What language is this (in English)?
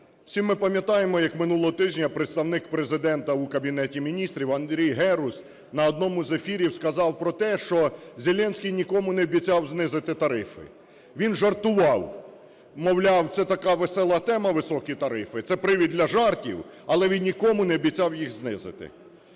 Ukrainian